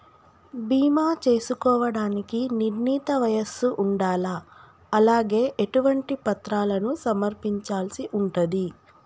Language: Telugu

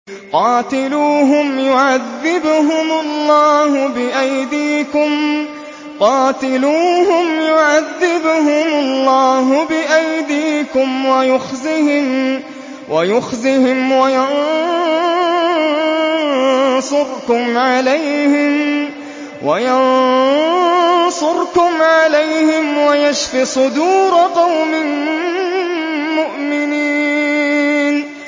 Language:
Arabic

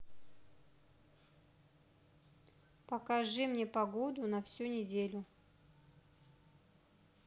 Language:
Russian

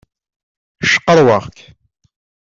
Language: Kabyle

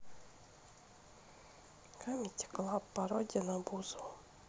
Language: Russian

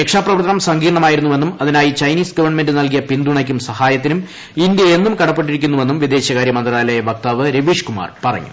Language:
Malayalam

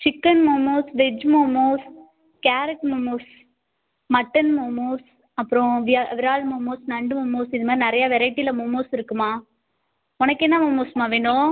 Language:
Tamil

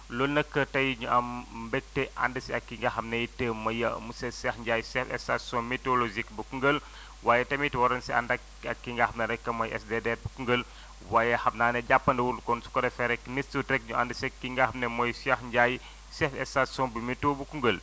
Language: Wolof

